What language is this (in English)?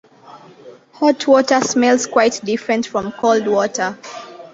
English